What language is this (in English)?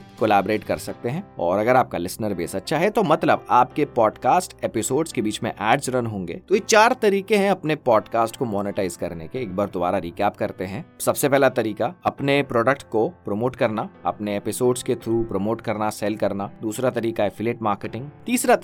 Hindi